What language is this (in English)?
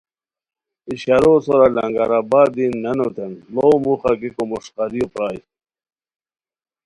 Khowar